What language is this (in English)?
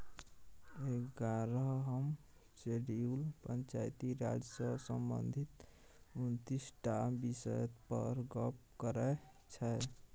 Maithili